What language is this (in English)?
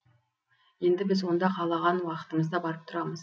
Kazakh